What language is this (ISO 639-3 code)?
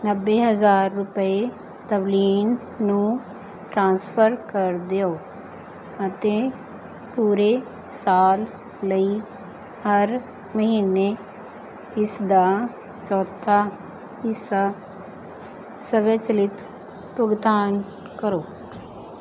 pan